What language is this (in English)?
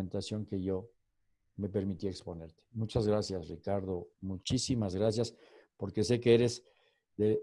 Spanish